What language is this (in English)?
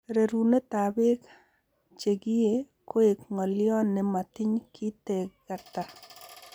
Kalenjin